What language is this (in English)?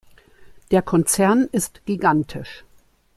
German